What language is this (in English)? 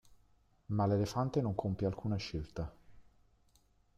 Italian